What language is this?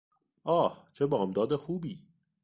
Persian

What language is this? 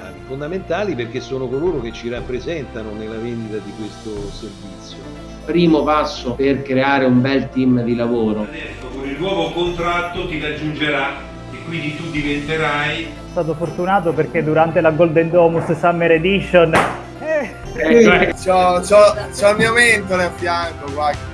Italian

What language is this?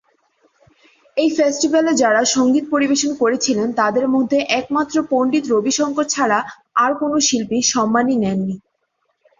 Bangla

